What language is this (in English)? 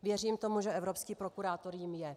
Czech